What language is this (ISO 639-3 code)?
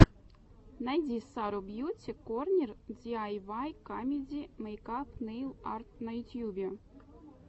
rus